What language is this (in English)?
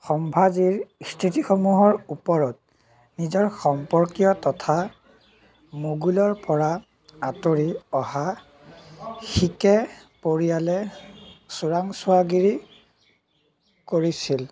Assamese